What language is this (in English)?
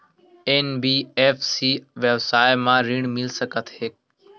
Chhattisgarhi